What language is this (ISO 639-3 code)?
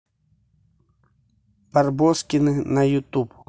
rus